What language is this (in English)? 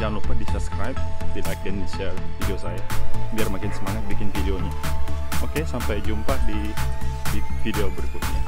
Indonesian